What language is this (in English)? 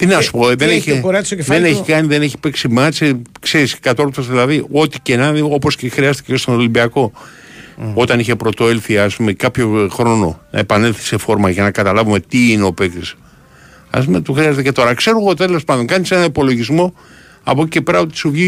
Greek